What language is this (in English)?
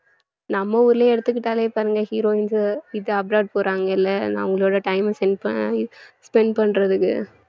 Tamil